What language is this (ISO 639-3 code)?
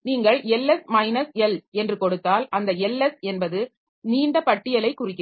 tam